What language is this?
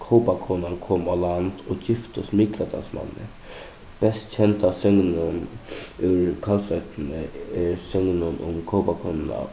Faroese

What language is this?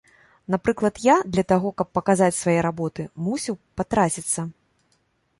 Belarusian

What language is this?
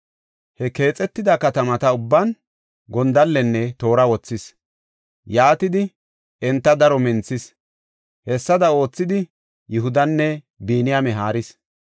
Gofa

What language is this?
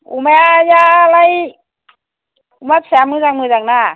Bodo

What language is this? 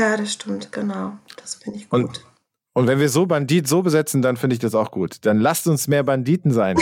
German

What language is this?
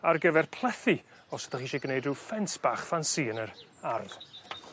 Welsh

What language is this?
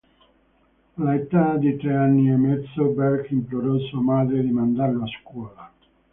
Italian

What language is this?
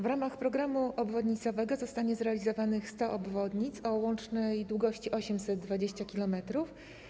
Polish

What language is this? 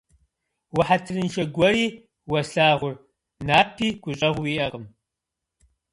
Kabardian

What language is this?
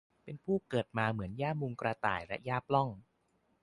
Thai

